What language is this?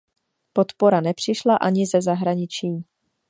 Czech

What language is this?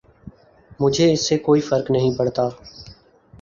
Urdu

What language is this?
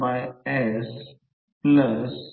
Marathi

